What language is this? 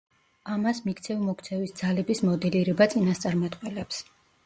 Georgian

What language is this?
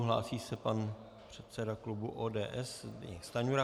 Czech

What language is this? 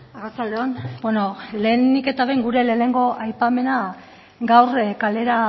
Basque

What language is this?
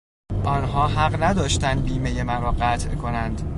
Persian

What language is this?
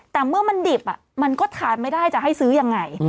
Thai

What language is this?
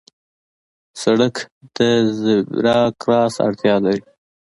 Pashto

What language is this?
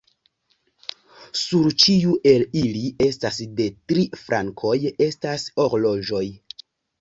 Esperanto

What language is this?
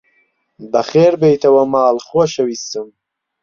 Central Kurdish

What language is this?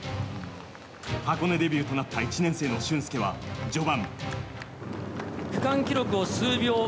Japanese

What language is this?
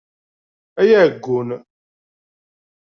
Kabyle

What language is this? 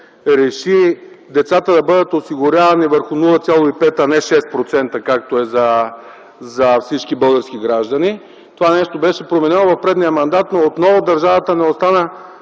Bulgarian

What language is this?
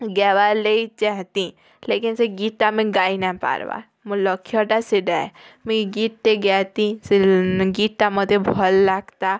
Odia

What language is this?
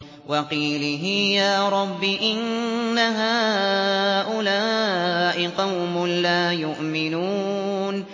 Arabic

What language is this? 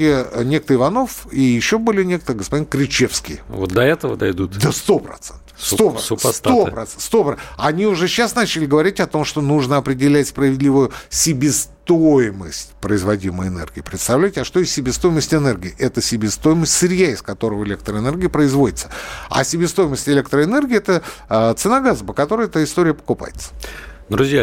Russian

